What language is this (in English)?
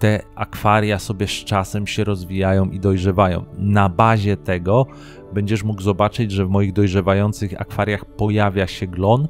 Polish